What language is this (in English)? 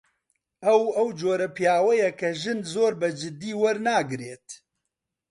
Central Kurdish